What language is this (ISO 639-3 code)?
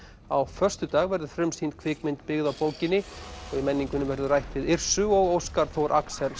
isl